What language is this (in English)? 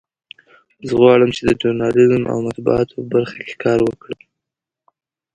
Pashto